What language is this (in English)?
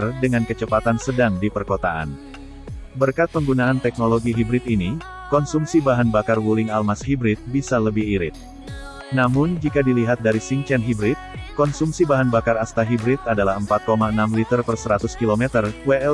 Indonesian